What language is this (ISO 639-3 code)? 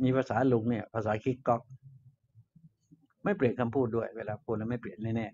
tha